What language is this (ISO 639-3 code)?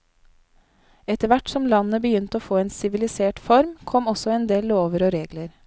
nor